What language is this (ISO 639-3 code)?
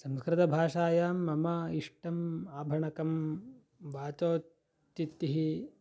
san